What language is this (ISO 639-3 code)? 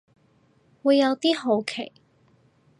yue